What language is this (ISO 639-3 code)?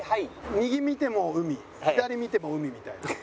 jpn